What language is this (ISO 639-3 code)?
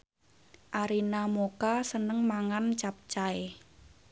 jav